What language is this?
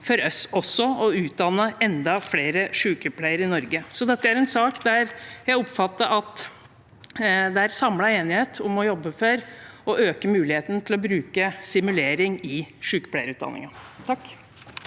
Norwegian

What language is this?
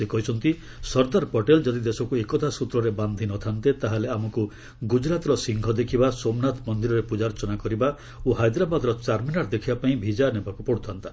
Odia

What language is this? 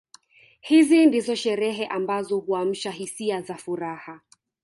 Swahili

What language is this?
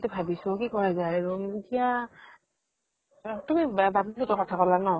Assamese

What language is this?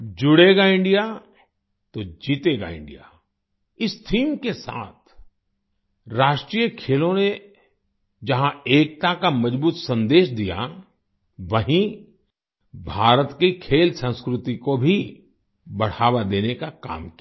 Hindi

